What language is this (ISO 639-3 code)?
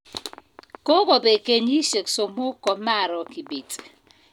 kln